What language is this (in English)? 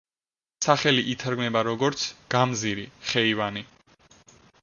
Georgian